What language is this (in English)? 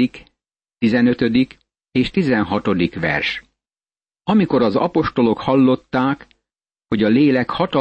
Hungarian